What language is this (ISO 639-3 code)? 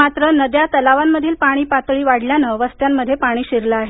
mar